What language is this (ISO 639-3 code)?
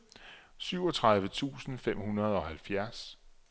dan